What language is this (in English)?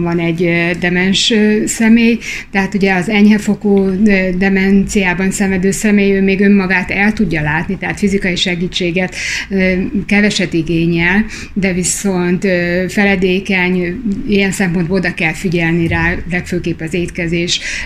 Hungarian